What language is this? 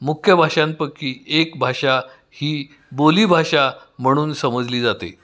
Marathi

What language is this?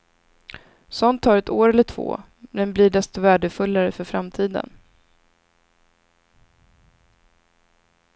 Swedish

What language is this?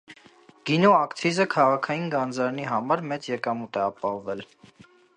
Armenian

